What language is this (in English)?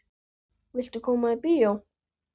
Icelandic